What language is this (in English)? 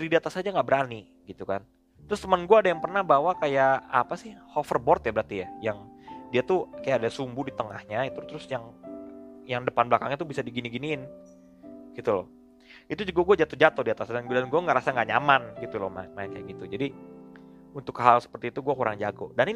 Indonesian